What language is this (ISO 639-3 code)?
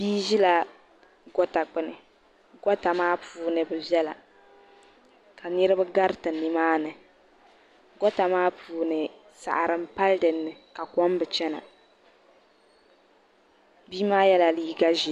dag